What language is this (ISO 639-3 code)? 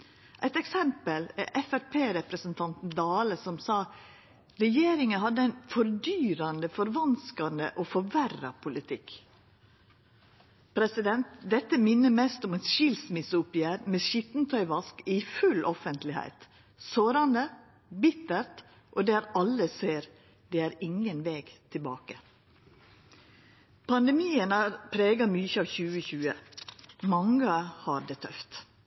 nno